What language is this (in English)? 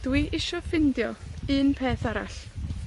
Welsh